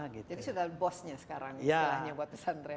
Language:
Indonesian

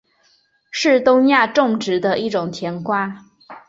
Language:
Chinese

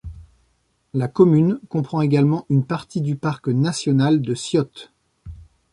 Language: French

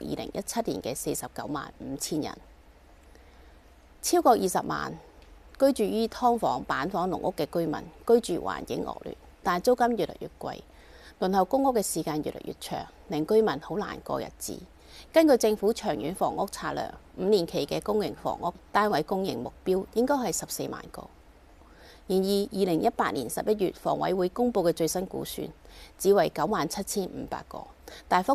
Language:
Chinese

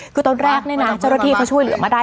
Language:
Thai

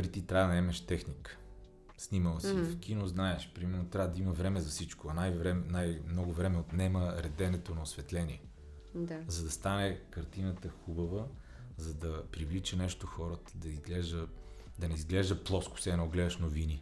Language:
Bulgarian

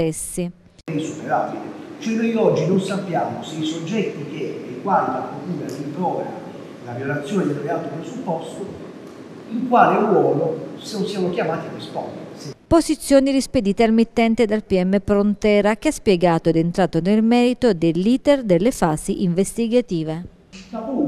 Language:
Italian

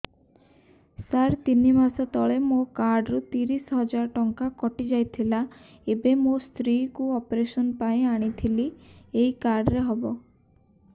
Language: Odia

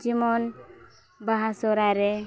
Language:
Santali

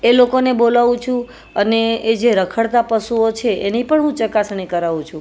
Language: Gujarati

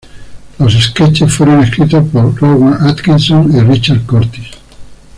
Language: Spanish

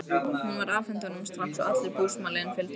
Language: Icelandic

